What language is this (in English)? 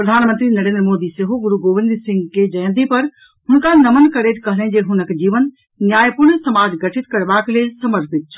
Maithili